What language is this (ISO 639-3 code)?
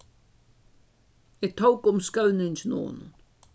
fao